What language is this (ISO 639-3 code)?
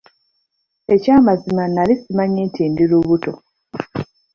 lug